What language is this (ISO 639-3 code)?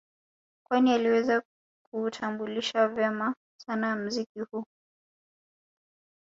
swa